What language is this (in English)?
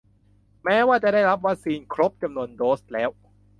Thai